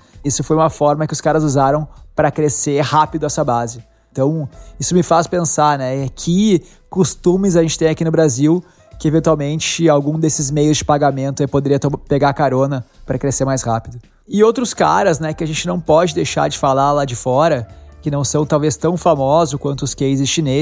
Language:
Portuguese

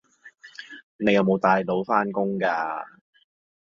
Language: Cantonese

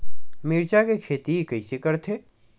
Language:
Chhattisgarhi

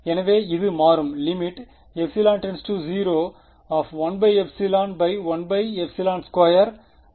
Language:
Tamil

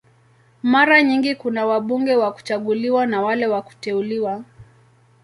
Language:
Swahili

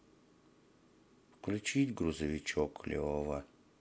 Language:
Russian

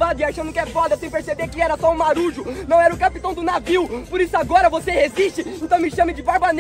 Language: Portuguese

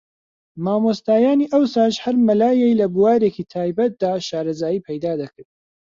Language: Central Kurdish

